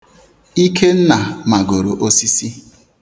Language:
Igbo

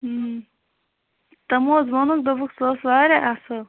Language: Kashmiri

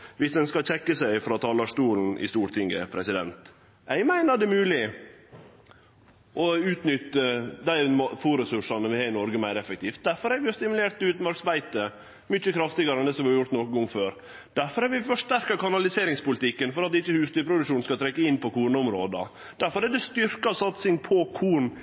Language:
Norwegian Nynorsk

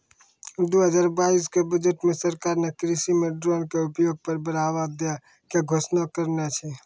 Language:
Maithili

